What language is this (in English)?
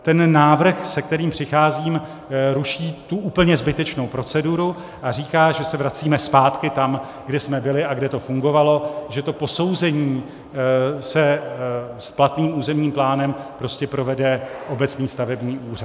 Czech